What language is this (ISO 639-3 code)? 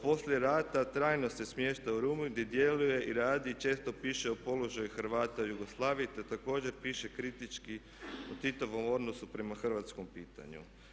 hrv